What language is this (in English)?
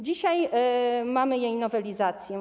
Polish